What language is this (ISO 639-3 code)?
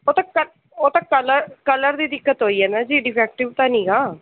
pan